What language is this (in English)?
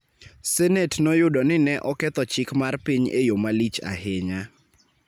Luo (Kenya and Tanzania)